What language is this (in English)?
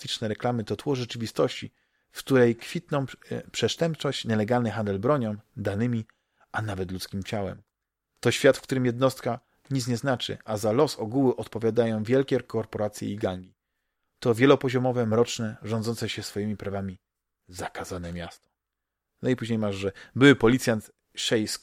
Polish